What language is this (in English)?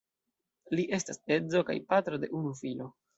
Esperanto